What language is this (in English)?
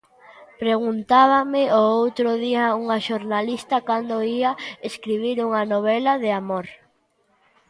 Galician